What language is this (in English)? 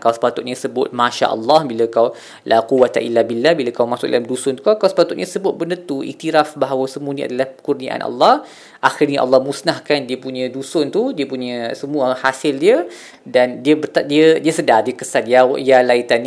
Malay